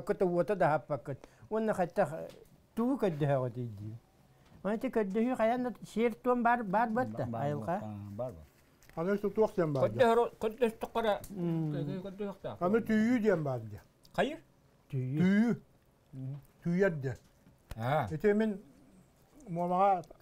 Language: Turkish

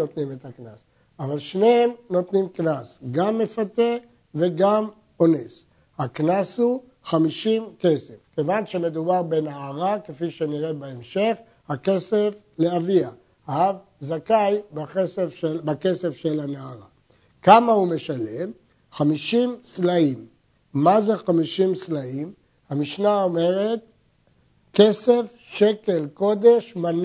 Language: Hebrew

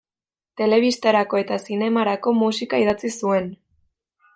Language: Basque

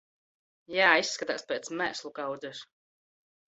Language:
Latvian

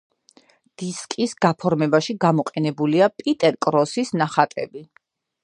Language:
Georgian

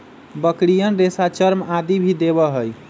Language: Magahi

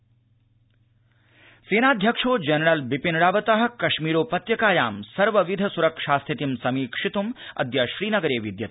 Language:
Sanskrit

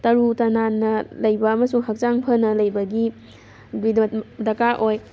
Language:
Manipuri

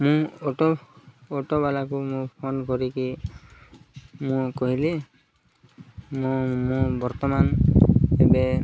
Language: Odia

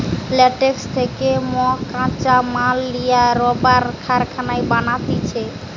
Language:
Bangla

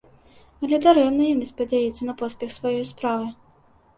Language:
Belarusian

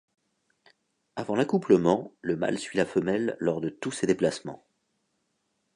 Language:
French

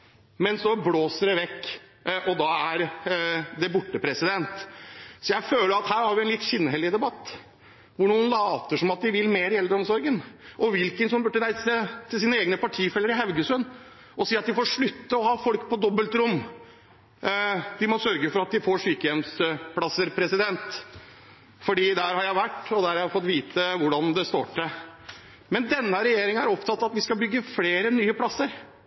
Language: Norwegian Bokmål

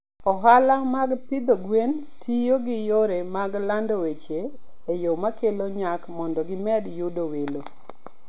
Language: Luo (Kenya and Tanzania)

